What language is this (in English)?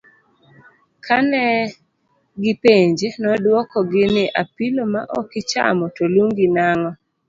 Luo (Kenya and Tanzania)